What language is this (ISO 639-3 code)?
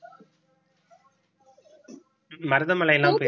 tam